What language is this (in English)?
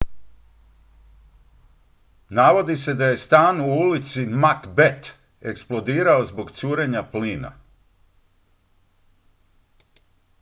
Croatian